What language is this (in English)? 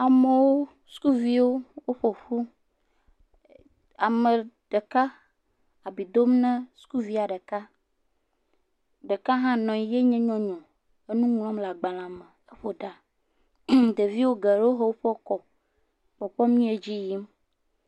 Ewe